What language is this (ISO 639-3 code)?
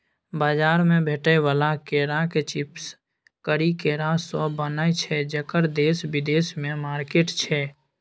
mai